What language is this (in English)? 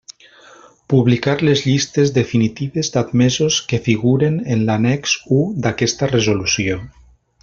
Catalan